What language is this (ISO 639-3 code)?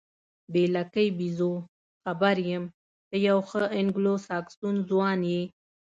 pus